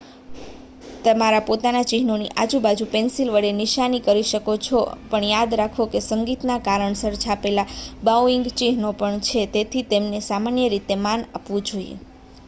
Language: Gujarati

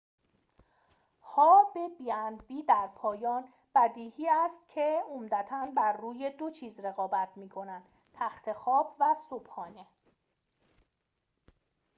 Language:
Persian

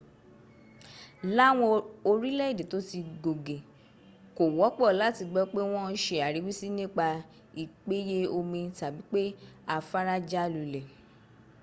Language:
Yoruba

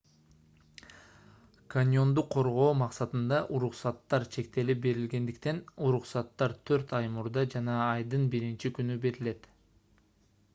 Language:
Kyrgyz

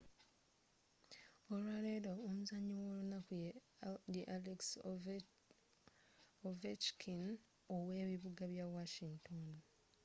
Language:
Ganda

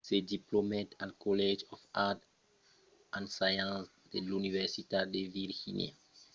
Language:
Occitan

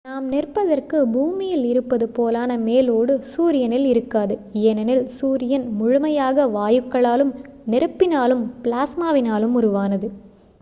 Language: Tamil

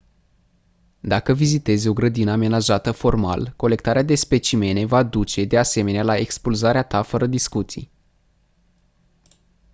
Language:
Romanian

